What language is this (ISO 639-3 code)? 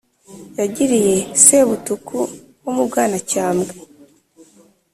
kin